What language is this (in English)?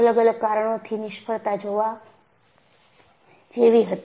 Gujarati